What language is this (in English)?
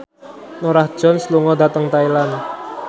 Javanese